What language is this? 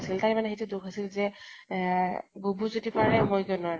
Assamese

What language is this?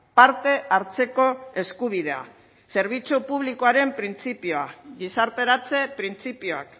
Basque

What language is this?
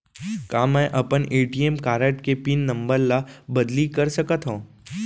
Chhattisgarhi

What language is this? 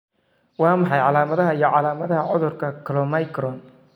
Somali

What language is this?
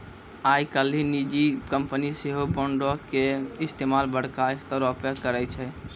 Maithili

